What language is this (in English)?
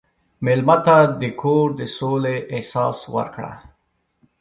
Pashto